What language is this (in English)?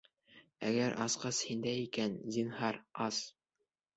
Bashkir